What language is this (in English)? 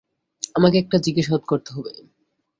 Bangla